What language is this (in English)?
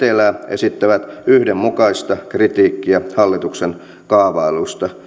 Finnish